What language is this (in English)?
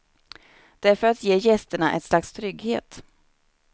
Swedish